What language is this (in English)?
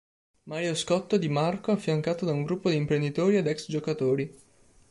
Italian